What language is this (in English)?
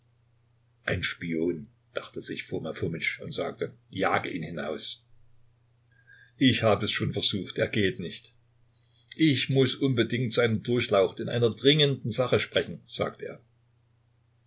German